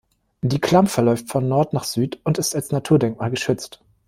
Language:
German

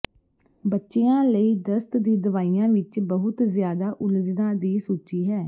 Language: Punjabi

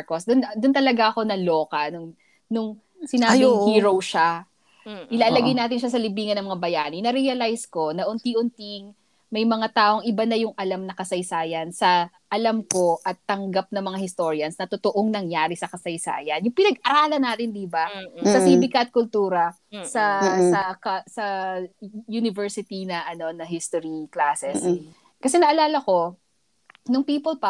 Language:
Filipino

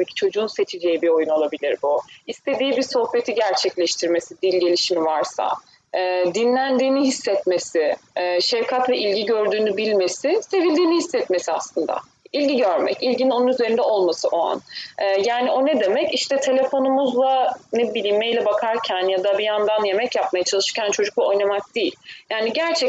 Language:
Turkish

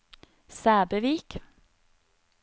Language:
Norwegian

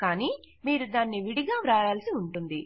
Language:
Telugu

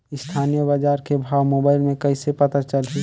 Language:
Chhattisgarhi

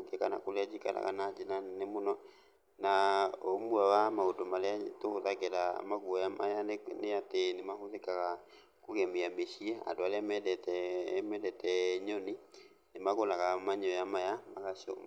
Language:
Kikuyu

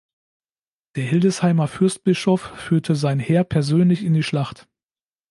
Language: German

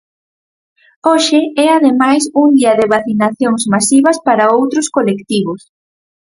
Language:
Galician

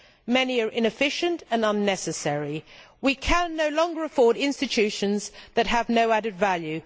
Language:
English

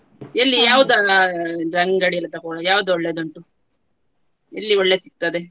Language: Kannada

